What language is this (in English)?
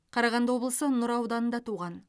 Kazakh